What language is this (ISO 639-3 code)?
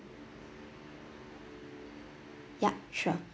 eng